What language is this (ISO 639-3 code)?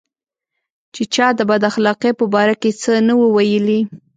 pus